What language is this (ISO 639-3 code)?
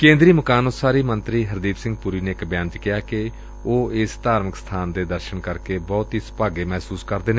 pan